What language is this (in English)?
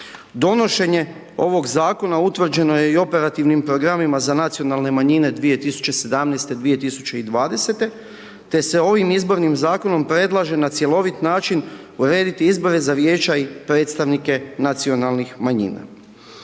Croatian